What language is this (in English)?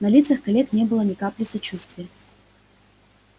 Russian